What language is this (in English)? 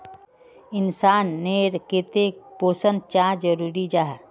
Magahi